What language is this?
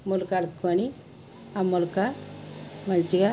Telugu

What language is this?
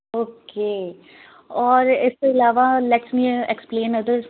Punjabi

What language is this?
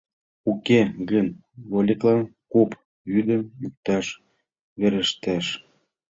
Mari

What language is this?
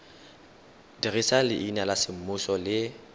Tswana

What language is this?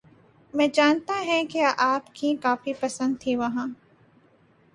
Urdu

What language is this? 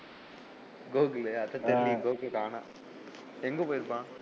Tamil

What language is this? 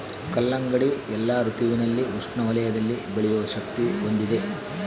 Kannada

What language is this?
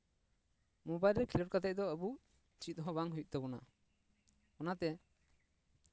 Santali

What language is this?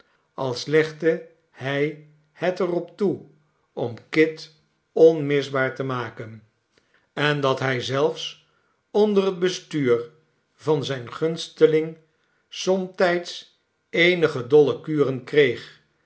Dutch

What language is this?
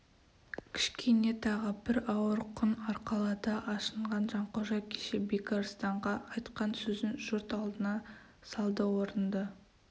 Kazakh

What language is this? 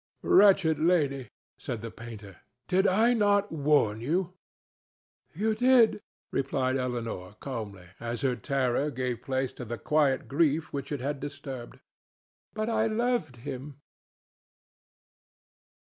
English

